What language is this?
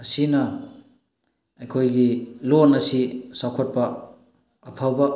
Manipuri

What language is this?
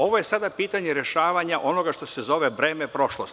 Serbian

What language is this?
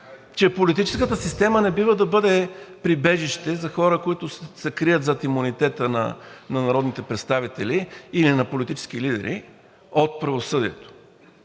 Bulgarian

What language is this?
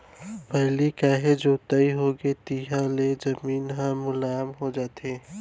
Chhattisgarhi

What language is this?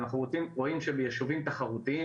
Hebrew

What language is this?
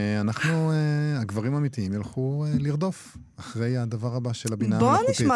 Hebrew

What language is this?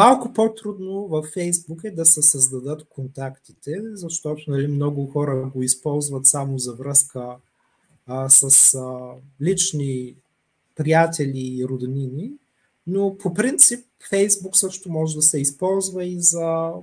Bulgarian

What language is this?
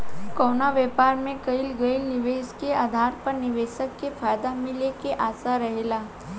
Bhojpuri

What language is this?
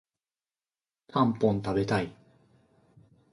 Japanese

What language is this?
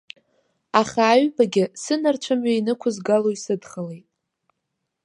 Abkhazian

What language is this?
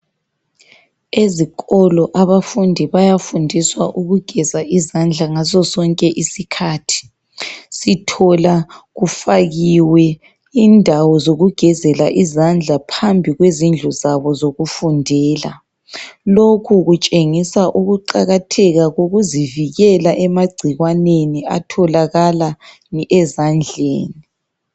North Ndebele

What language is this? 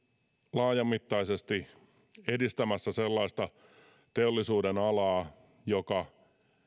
Finnish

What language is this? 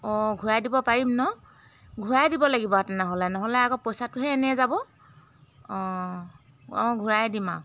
Assamese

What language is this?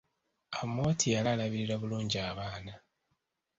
Ganda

